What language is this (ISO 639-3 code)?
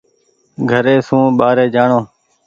gig